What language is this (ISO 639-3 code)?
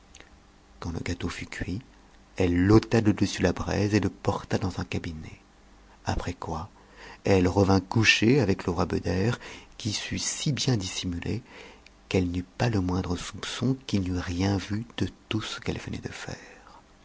fra